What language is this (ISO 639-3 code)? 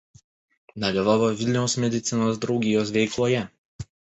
lit